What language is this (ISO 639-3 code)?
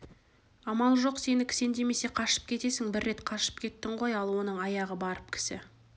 kaz